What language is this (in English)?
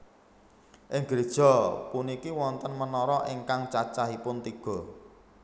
Javanese